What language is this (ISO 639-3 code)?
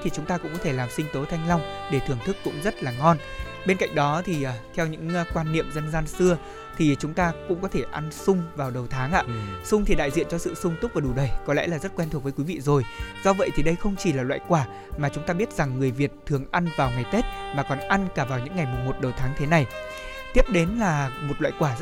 vie